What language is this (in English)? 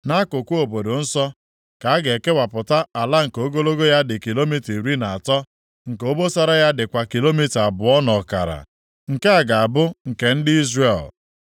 Igbo